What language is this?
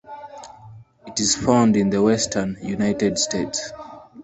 English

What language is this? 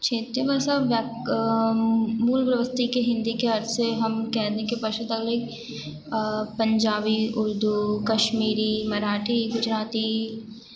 Hindi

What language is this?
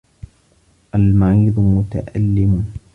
Arabic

